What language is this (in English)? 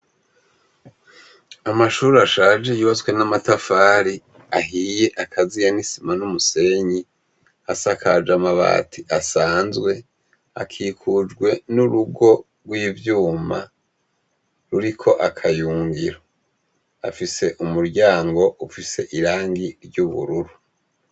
Rundi